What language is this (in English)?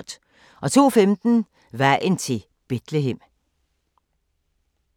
Danish